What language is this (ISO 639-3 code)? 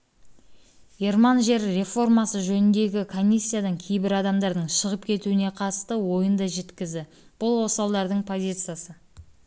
kaz